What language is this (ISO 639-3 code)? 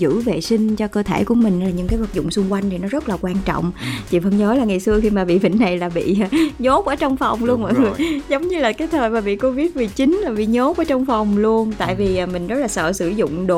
vie